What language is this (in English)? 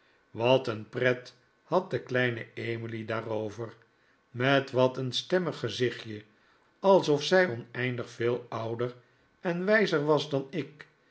Dutch